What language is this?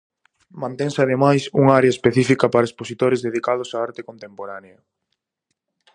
Galician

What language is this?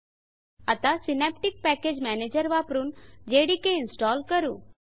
Marathi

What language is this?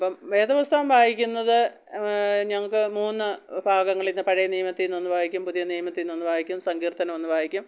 Malayalam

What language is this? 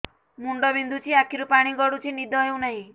Odia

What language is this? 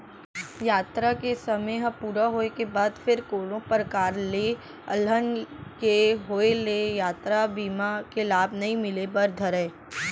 Chhattisgarhi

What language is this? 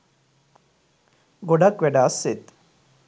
Sinhala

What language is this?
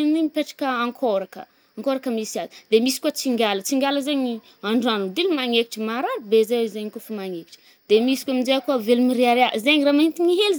Northern Betsimisaraka Malagasy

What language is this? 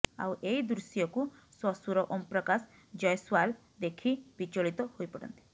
Odia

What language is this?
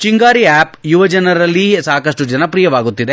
Kannada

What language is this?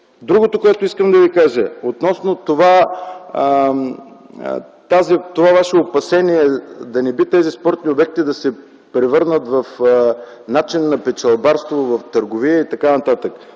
Bulgarian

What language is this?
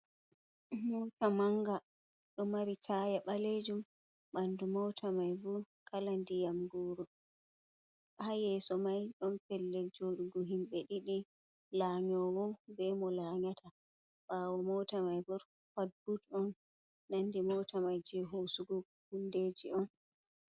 Fula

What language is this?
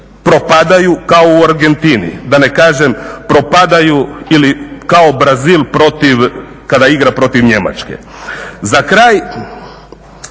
Croatian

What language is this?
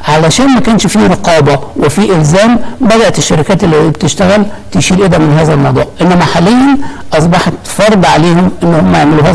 Arabic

